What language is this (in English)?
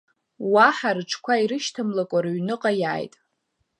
Abkhazian